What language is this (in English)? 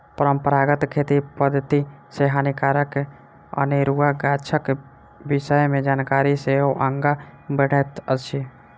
Maithili